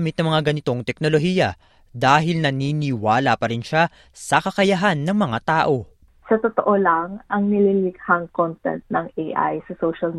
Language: Filipino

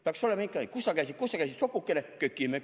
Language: Estonian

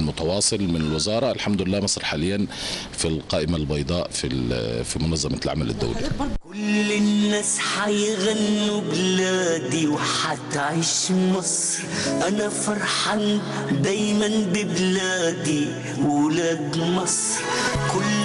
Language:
Arabic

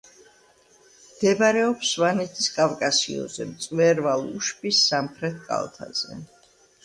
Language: Georgian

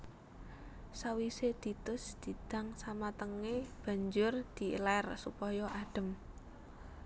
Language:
Javanese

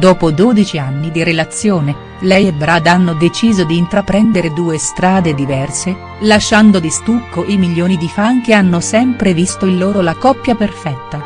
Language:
Italian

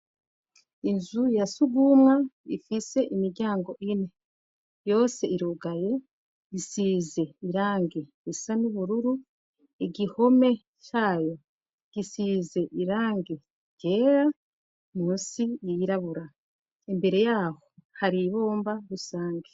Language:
Rundi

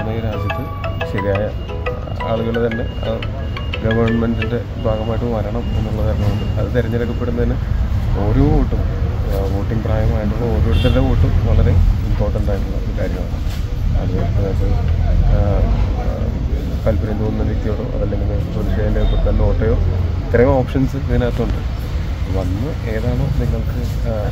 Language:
Malayalam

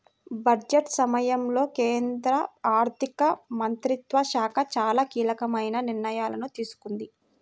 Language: Telugu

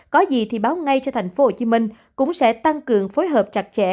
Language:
Vietnamese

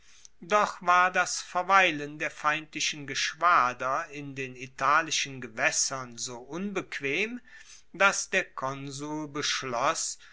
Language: German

